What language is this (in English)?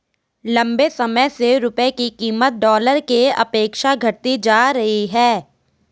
Hindi